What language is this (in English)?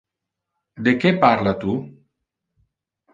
Interlingua